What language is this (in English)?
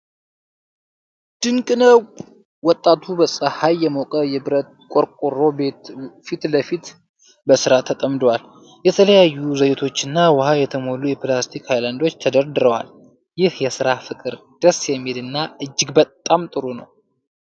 Amharic